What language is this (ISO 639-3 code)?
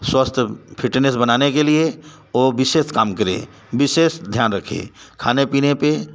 hin